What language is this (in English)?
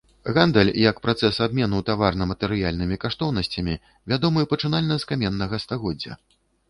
Belarusian